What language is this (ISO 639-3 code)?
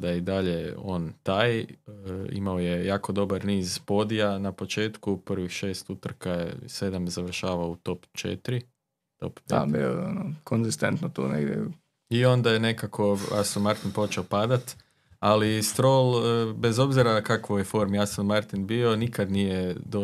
hrv